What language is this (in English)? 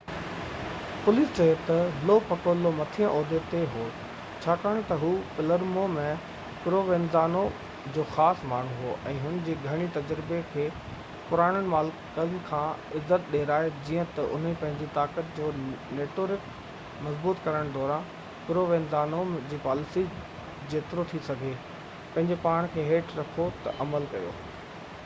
Sindhi